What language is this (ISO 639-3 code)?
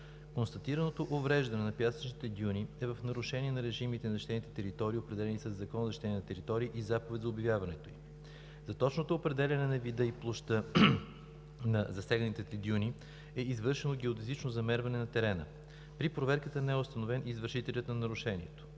bul